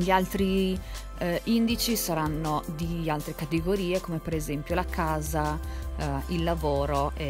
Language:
Italian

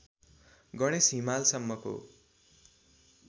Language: Nepali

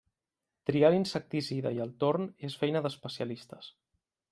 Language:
Catalan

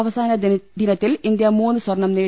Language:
Malayalam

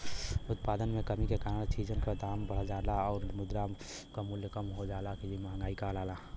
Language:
Bhojpuri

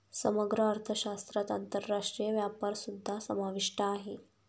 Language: Marathi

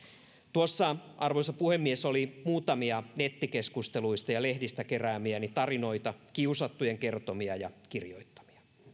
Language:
Finnish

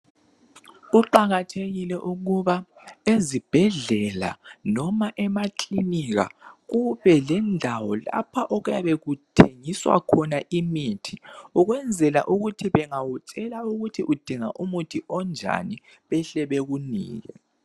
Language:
North Ndebele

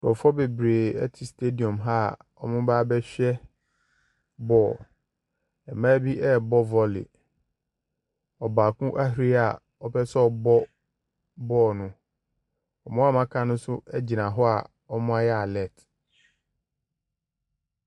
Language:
Akan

